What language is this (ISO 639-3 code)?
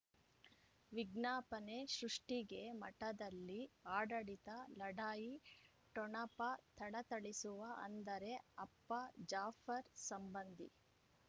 kan